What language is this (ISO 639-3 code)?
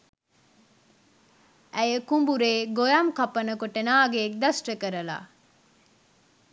sin